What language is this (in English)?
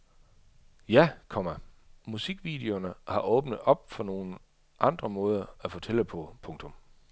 Danish